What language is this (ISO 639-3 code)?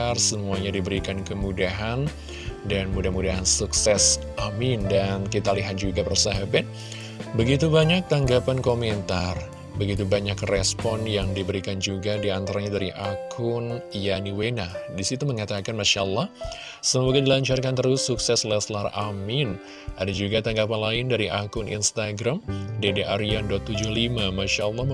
ind